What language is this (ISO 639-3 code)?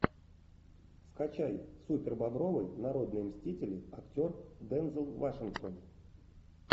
rus